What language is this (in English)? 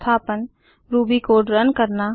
Hindi